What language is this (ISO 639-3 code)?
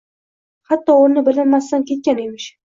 uzb